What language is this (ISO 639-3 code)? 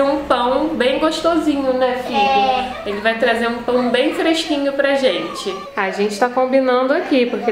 por